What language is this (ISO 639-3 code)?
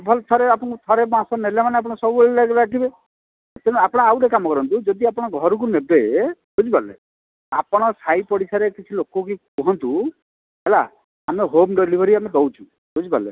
ori